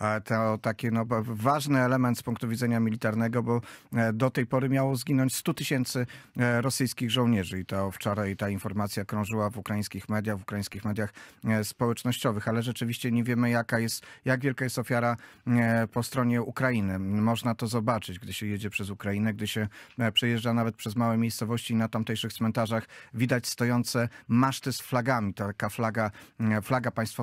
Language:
Polish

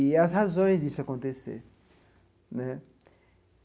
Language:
Portuguese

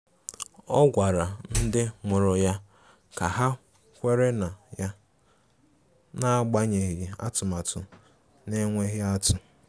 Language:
Igbo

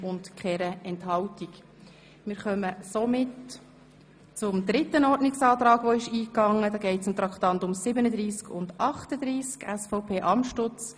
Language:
Swiss German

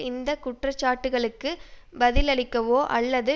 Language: Tamil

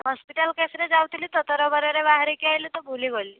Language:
Odia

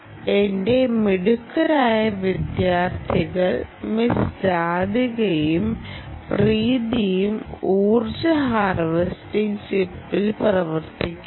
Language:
Malayalam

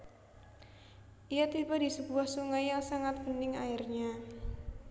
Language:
Javanese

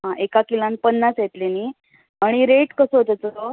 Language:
Konkani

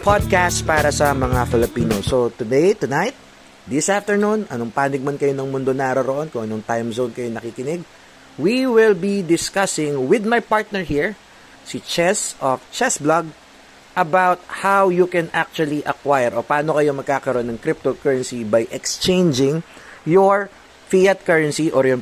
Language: Filipino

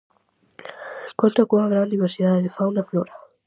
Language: Galician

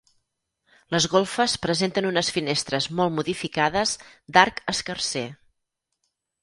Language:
Catalan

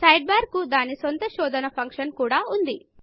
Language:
Telugu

